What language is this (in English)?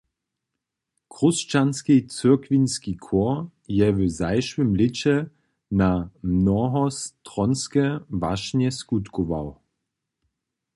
Upper Sorbian